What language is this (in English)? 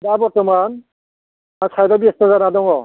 Bodo